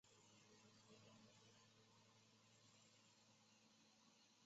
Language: Chinese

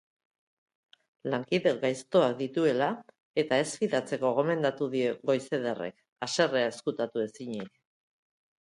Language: Basque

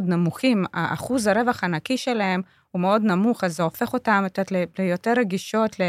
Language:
Hebrew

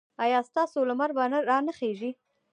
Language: Pashto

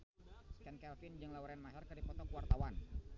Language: Sundanese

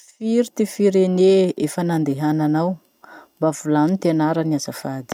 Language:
Masikoro Malagasy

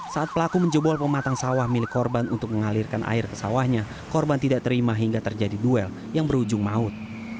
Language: Indonesian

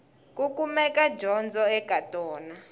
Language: Tsonga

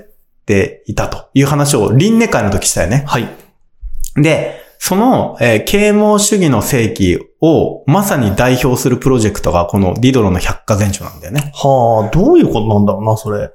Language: Japanese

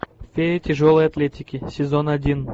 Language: Russian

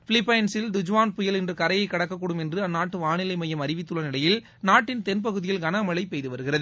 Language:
Tamil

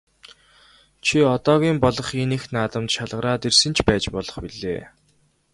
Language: Mongolian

